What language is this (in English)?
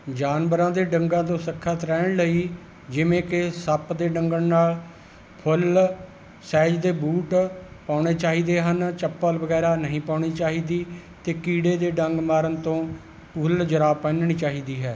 Punjabi